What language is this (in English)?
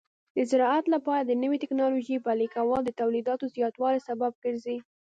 Pashto